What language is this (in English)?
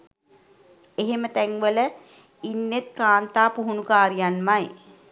Sinhala